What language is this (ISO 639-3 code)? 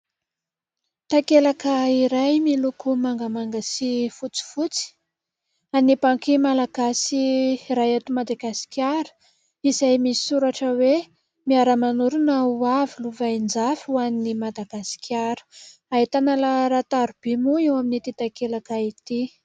mlg